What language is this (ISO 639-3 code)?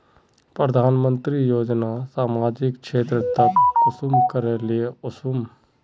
mag